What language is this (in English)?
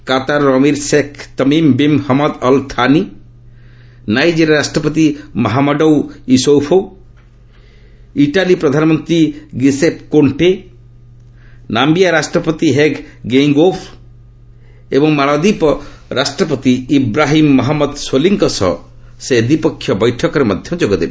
Odia